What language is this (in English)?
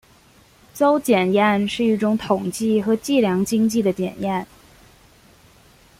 Chinese